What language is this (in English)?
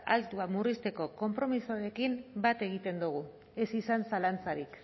Basque